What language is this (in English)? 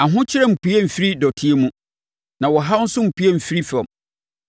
Akan